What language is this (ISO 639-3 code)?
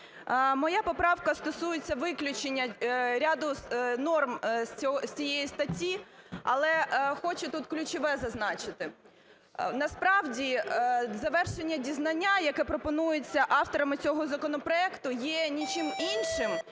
ukr